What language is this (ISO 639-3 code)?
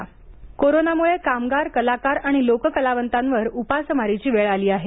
mar